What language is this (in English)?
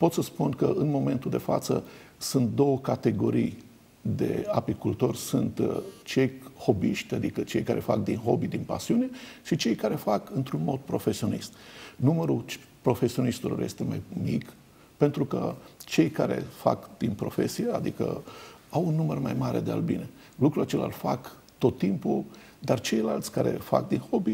Romanian